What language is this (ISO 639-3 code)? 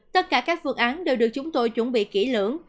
vie